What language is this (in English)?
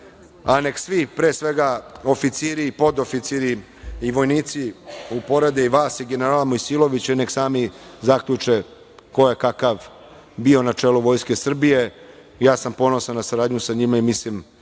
Serbian